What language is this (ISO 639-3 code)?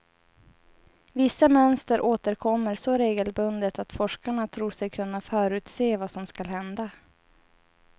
swe